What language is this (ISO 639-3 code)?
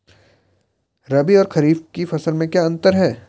hin